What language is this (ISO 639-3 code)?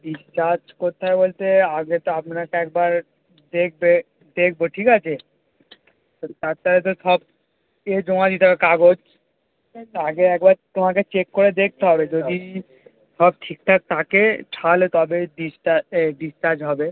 ben